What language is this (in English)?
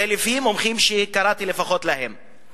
Hebrew